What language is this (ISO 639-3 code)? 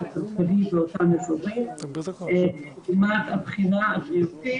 heb